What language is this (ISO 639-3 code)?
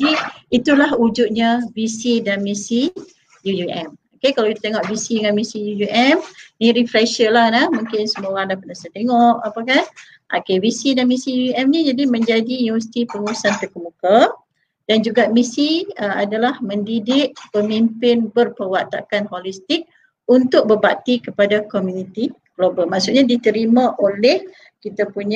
msa